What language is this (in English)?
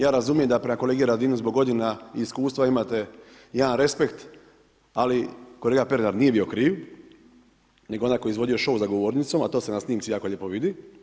Croatian